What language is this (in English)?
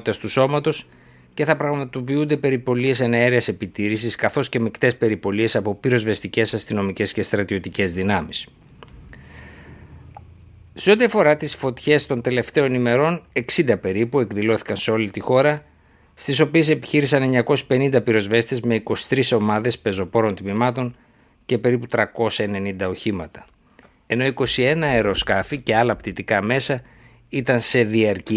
Greek